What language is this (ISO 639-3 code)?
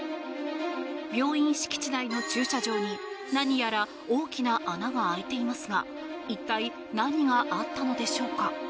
jpn